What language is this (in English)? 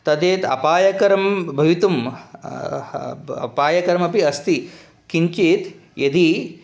Sanskrit